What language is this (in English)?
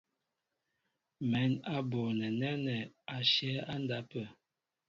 Mbo (Cameroon)